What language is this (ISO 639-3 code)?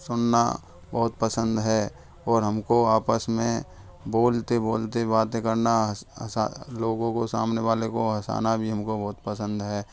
hin